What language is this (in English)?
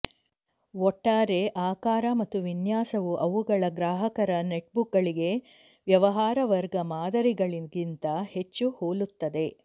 Kannada